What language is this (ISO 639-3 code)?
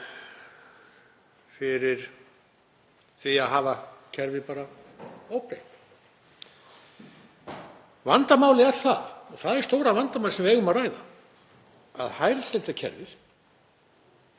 isl